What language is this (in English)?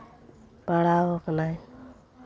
Santali